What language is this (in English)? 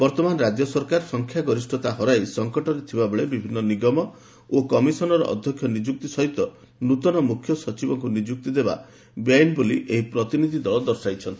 Odia